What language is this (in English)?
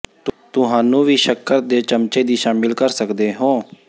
Punjabi